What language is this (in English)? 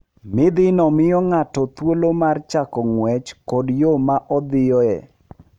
Luo (Kenya and Tanzania)